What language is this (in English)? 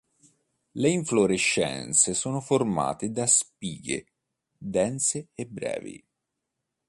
Italian